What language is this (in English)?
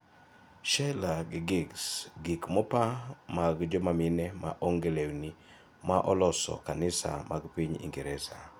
Luo (Kenya and Tanzania)